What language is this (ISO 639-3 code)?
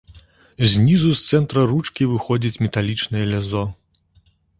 bel